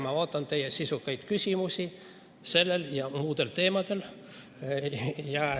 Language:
Estonian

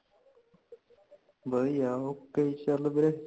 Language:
Punjabi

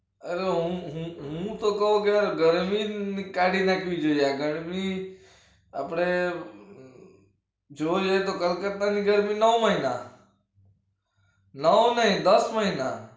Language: Gujarati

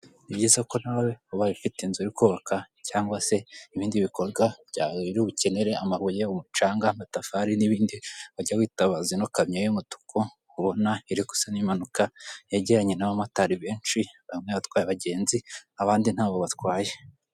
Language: Kinyarwanda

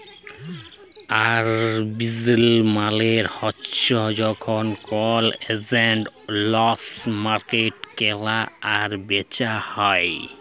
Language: Bangla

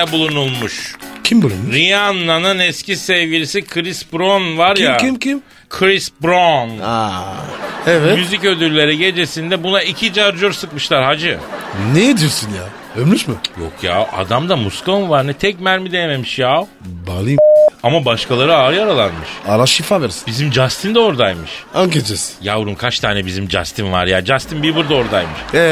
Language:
Turkish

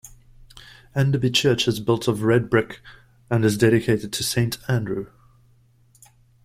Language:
English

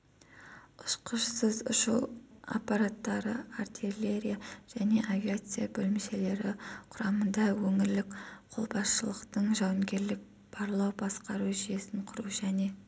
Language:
Kazakh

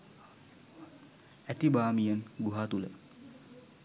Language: Sinhala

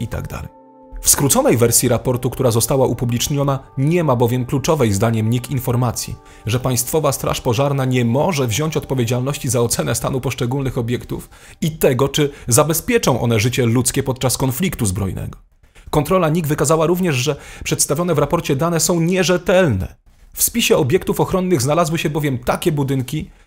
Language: Polish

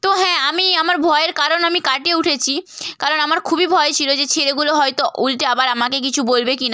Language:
Bangla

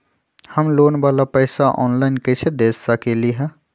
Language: Magahi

